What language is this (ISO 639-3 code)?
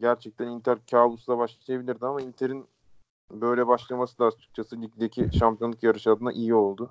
tur